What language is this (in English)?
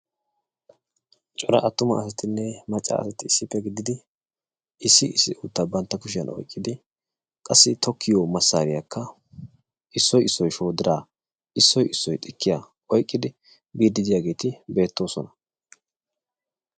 Wolaytta